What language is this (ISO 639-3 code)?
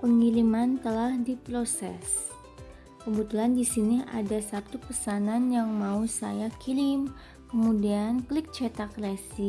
ind